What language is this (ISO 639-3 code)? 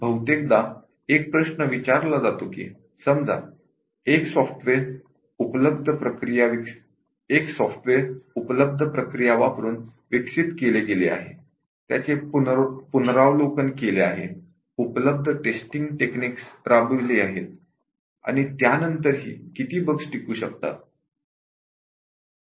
mar